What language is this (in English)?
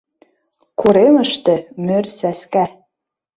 Mari